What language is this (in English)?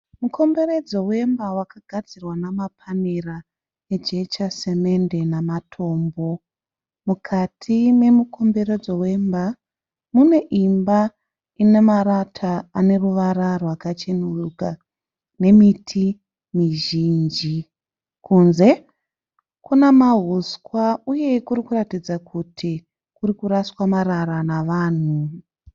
Shona